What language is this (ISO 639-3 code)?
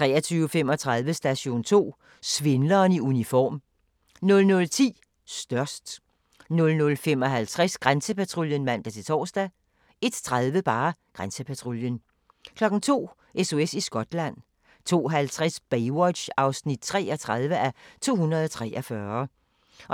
dan